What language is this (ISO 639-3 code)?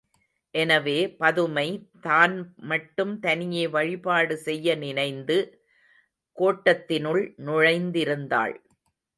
tam